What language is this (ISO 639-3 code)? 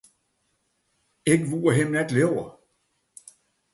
fry